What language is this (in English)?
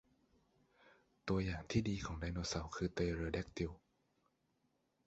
Thai